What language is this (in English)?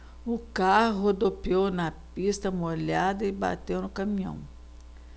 Portuguese